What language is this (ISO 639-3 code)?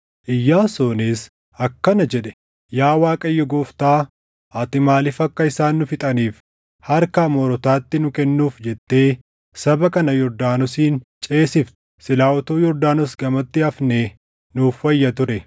orm